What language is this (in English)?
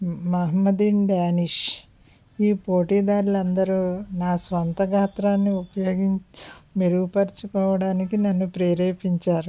Telugu